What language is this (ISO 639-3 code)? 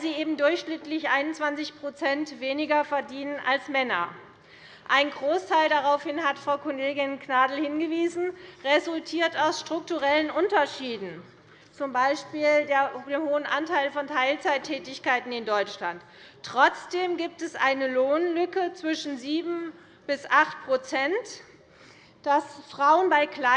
deu